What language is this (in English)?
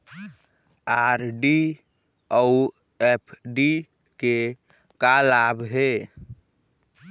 Chhattisgarhi